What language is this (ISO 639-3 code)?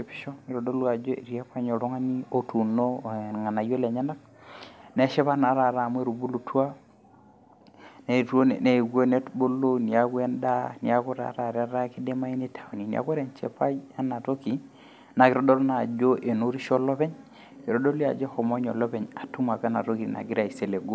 mas